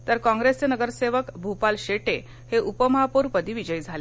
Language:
Marathi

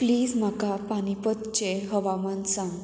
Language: Konkani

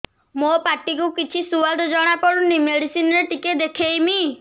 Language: Odia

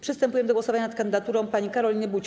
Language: Polish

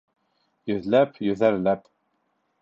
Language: Bashkir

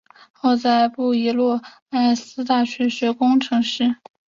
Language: Chinese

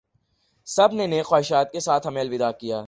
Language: Urdu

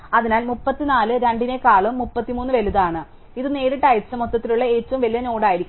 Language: Malayalam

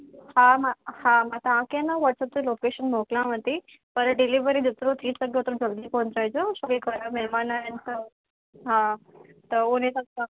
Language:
Sindhi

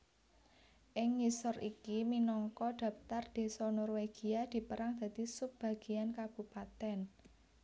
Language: Javanese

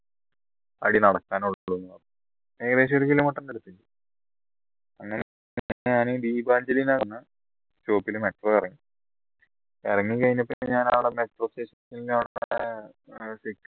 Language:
Malayalam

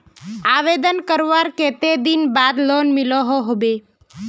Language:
Magahi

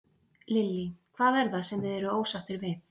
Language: Icelandic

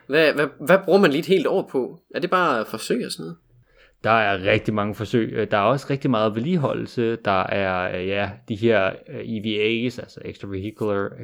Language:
Danish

